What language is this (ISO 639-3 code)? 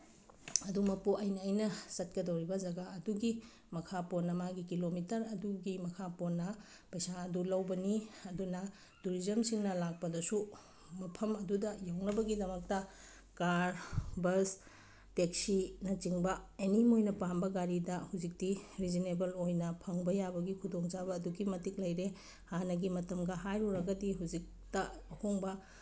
mni